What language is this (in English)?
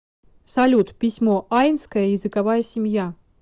Russian